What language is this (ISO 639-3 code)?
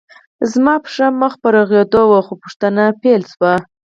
pus